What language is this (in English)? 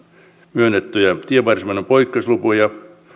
Finnish